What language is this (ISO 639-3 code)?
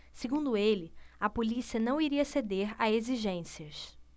por